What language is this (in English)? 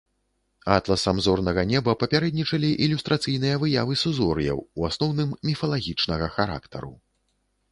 Belarusian